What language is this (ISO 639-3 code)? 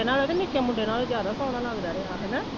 pan